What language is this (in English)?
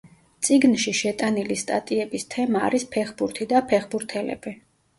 Georgian